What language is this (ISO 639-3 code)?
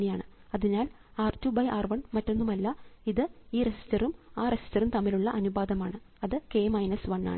mal